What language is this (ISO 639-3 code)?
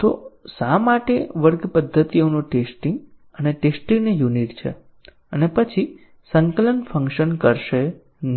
guj